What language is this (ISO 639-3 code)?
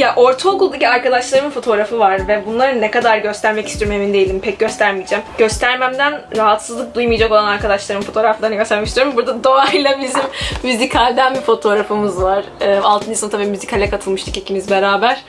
tur